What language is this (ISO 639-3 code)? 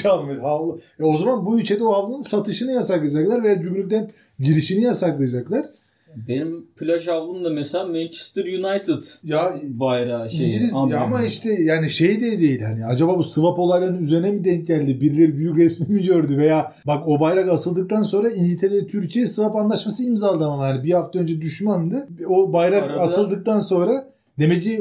tur